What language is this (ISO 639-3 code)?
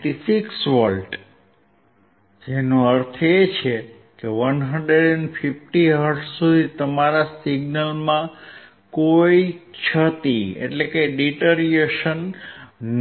guj